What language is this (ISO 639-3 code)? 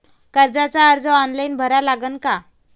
mar